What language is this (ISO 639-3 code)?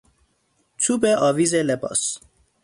fas